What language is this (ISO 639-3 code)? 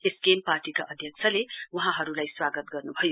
nep